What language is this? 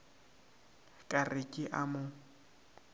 Northern Sotho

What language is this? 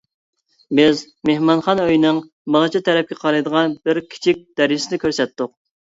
Uyghur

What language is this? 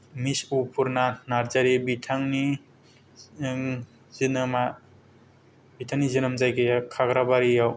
Bodo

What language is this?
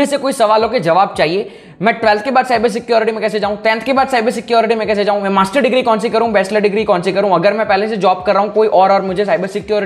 Hindi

